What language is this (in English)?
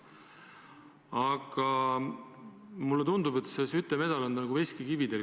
Estonian